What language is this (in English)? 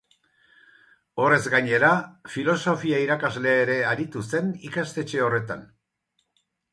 Basque